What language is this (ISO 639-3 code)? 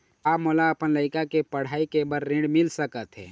hne